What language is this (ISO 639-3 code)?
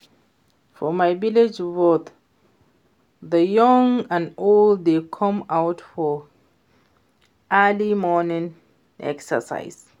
pcm